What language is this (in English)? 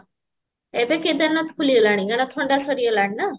Odia